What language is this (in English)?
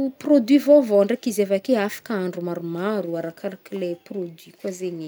Northern Betsimisaraka Malagasy